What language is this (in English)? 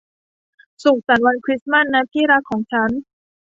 Thai